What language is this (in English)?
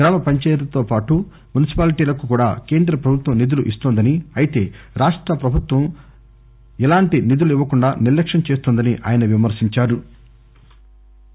Telugu